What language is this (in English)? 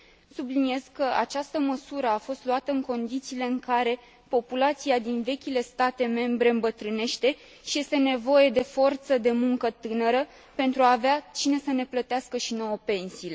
Romanian